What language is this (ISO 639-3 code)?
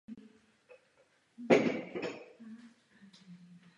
ces